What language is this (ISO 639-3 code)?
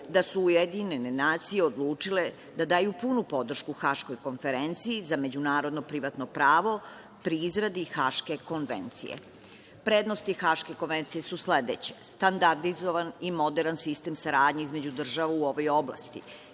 srp